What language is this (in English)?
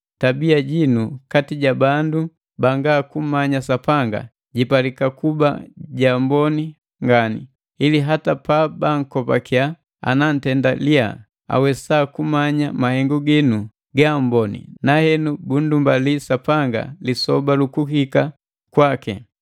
Matengo